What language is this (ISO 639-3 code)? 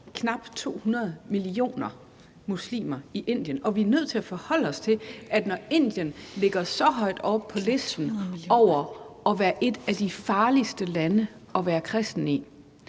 dan